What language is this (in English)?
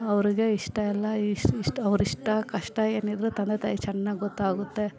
Kannada